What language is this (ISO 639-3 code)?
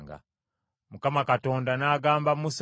lug